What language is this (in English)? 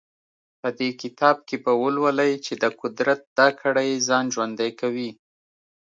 Pashto